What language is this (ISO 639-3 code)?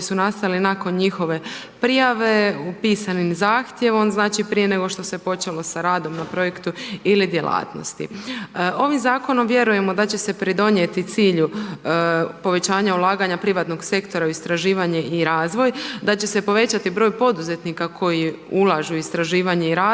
hrv